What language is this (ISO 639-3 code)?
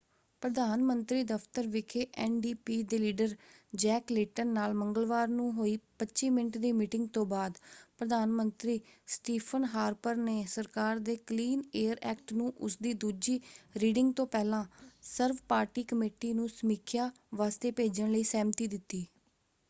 pan